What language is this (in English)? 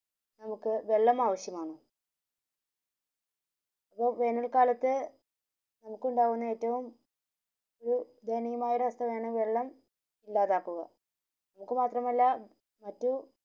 Malayalam